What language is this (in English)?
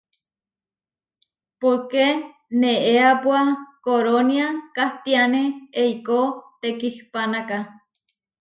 Huarijio